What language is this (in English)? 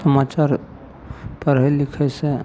Maithili